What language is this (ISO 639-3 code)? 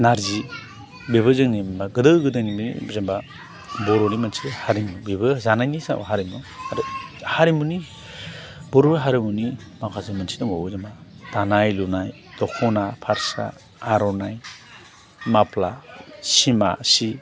brx